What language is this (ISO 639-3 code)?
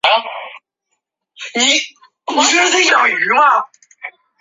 zho